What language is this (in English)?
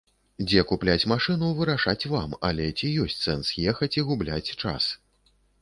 Belarusian